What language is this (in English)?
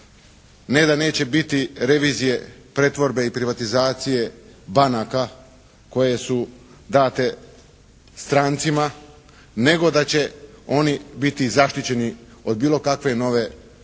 Croatian